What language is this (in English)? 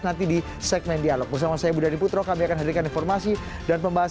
Indonesian